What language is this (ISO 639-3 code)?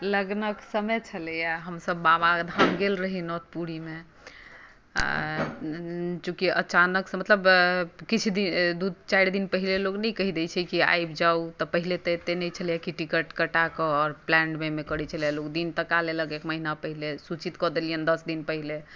mai